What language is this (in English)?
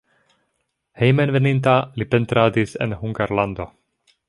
Esperanto